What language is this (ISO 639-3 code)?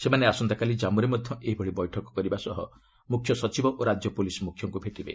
ori